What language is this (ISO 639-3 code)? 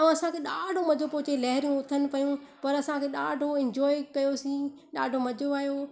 snd